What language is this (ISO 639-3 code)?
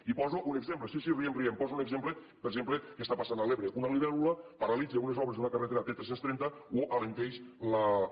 cat